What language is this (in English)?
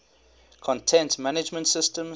English